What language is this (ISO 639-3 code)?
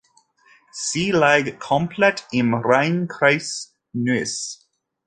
deu